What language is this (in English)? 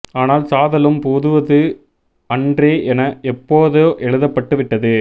Tamil